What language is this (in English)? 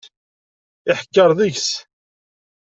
Kabyle